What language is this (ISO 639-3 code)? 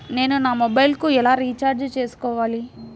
tel